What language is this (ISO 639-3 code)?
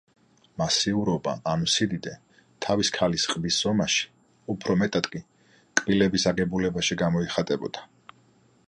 kat